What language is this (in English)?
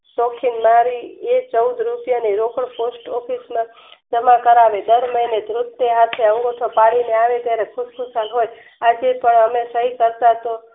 Gujarati